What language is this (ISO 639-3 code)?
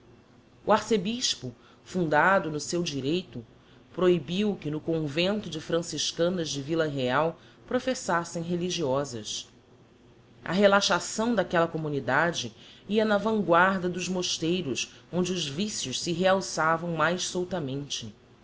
por